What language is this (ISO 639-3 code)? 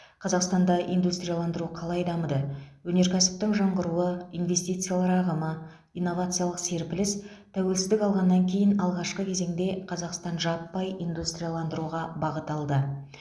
kaz